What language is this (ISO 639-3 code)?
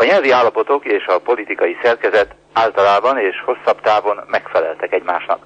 hun